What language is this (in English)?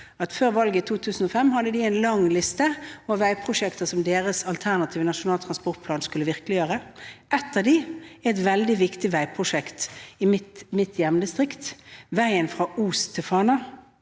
Norwegian